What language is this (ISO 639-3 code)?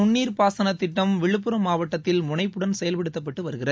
tam